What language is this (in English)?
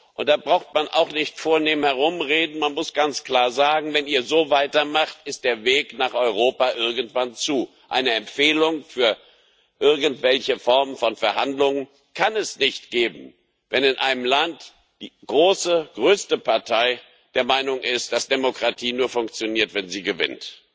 German